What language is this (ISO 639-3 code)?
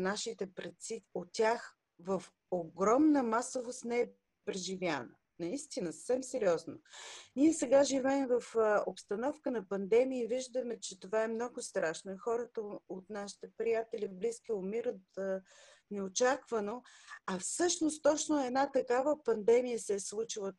bul